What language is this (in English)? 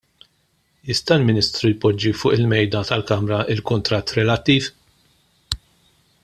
Maltese